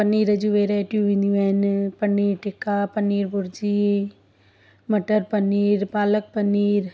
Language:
Sindhi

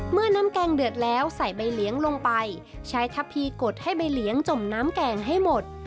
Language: Thai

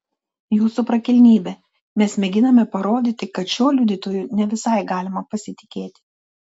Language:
Lithuanian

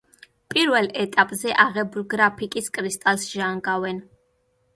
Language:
Georgian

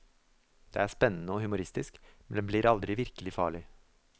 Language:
Norwegian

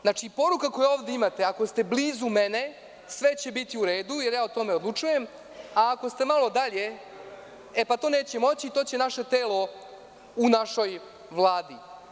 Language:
Serbian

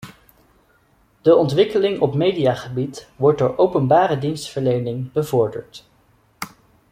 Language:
Dutch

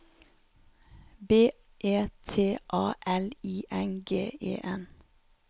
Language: Norwegian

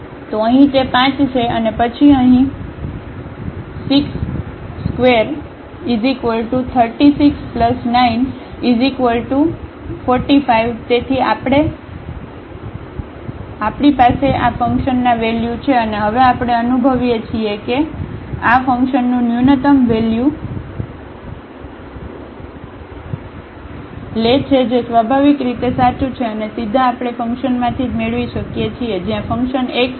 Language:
Gujarati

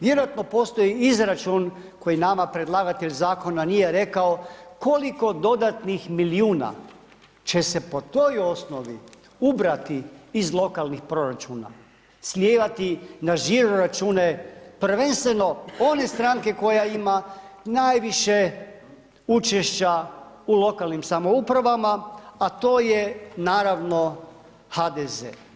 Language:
Croatian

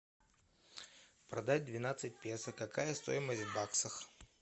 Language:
Russian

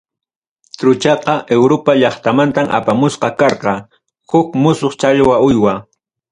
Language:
Ayacucho Quechua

